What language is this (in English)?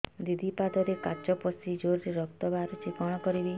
Odia